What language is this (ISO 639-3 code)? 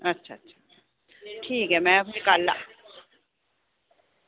doi